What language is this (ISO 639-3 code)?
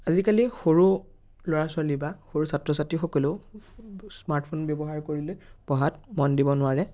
asm